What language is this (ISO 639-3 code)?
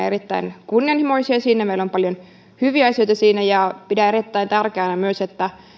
fin